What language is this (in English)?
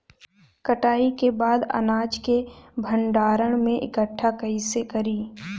Bhojpuri